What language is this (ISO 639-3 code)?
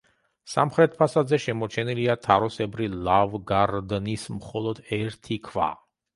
kat